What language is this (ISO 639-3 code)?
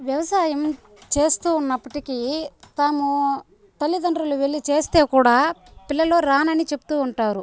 tel